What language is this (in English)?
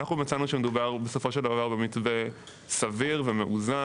Hebrew